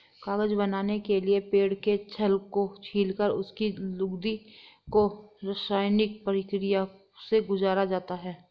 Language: Hindi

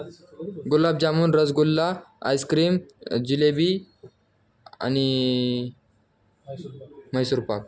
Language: Marathi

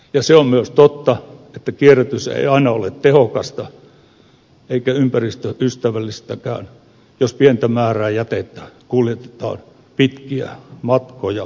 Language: Finnish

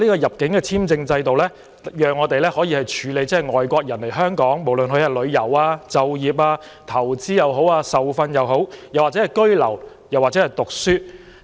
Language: Cantonese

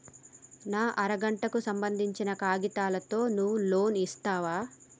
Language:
Telugu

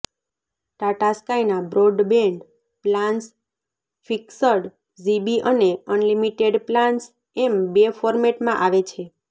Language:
Gujarati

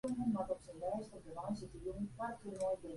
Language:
Western Frisian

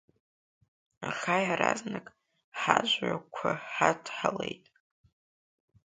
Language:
Abkhazian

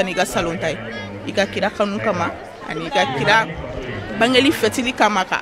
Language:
French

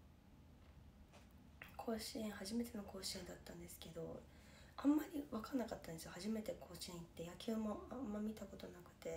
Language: Japanese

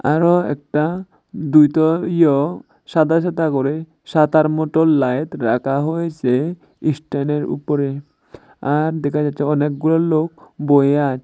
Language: Bangla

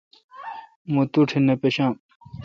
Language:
Kalkoti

